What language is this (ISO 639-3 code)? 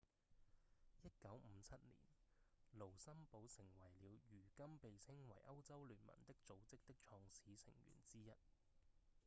yue